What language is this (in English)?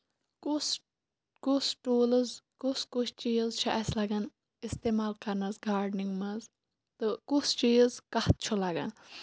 Kashmiri